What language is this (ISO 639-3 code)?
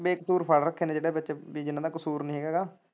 pan